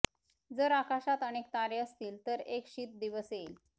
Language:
Marathi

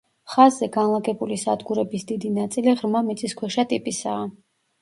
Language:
Georgian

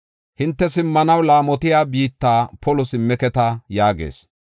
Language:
Gofa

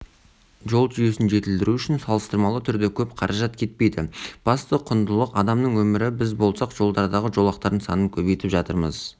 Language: Kazakh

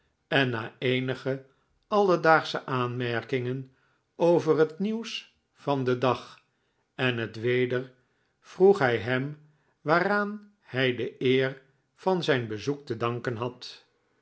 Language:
Dutch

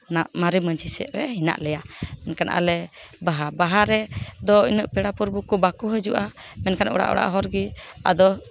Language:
Santali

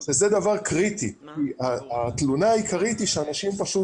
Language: Hebrew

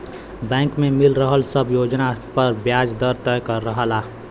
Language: Bhojpuri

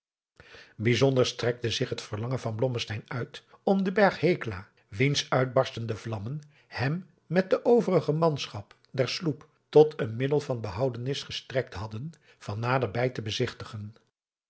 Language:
Dutch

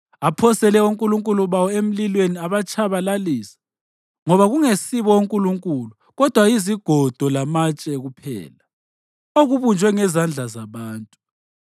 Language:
North Ndebele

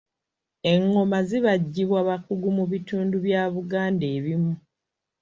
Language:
Ganda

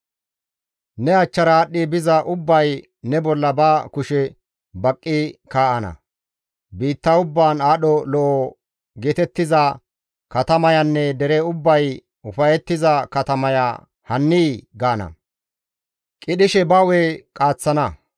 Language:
Gamo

